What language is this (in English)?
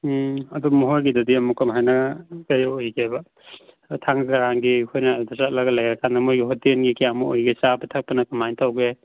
Manipuri